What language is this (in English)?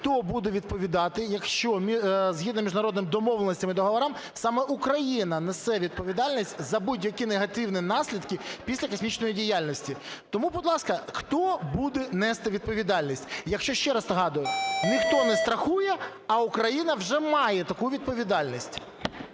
Ukrainian